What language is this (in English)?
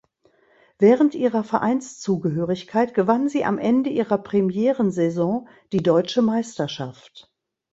German